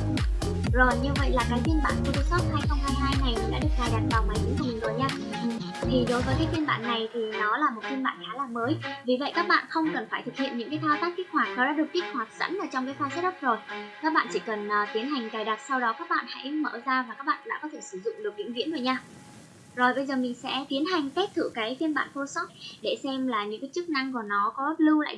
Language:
Vietnamese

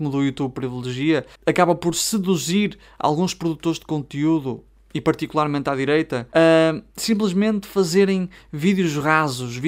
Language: Portuguese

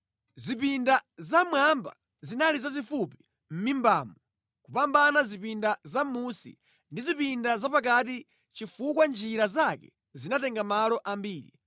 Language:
Nyanja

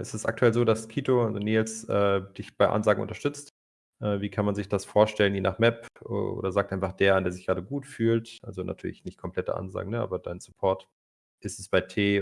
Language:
German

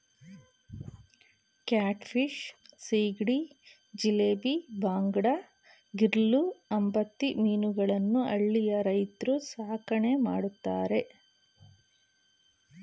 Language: Kannada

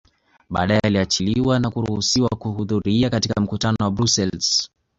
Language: Swahili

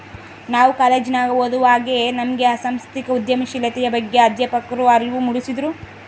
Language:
Kannada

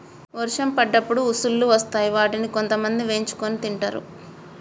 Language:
Telugu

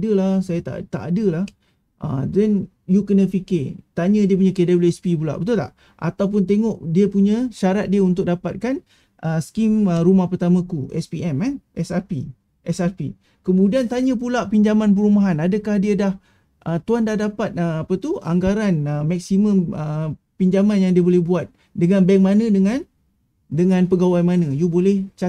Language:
Malay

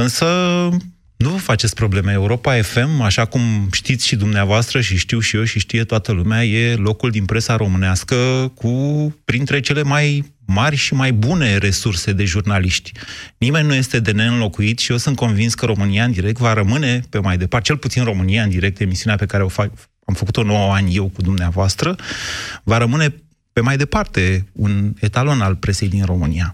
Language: Romanian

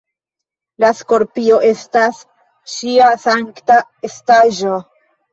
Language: Esperanto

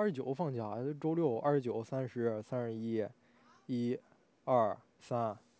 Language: Chinese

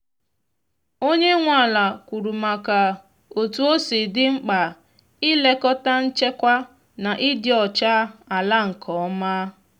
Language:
Igbo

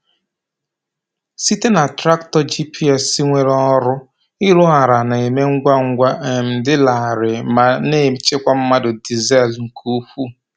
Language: Igbo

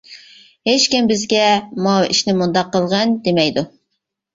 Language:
Uyghur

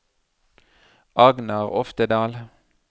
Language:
Norwegian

